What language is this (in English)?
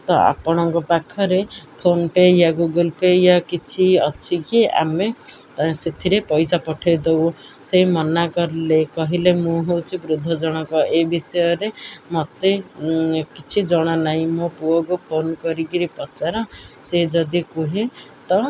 Odia